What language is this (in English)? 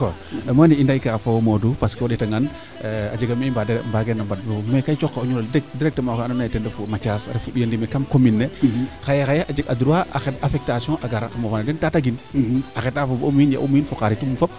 Serer